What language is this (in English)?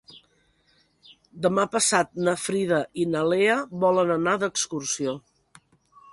Catalan